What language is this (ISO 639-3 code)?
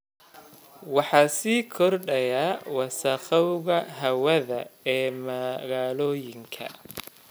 som